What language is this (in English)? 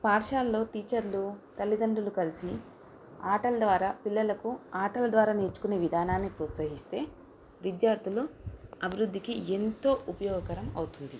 Telugu